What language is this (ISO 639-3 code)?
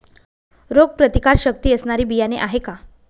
mar